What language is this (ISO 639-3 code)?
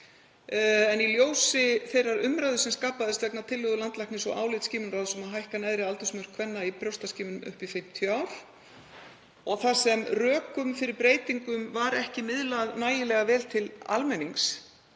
isl